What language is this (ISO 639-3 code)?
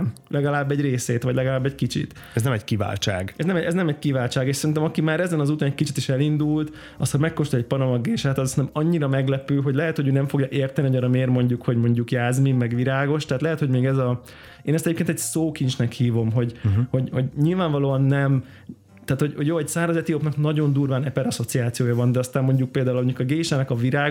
hun